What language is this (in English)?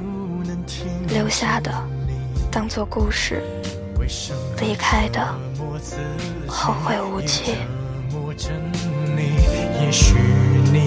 Chinese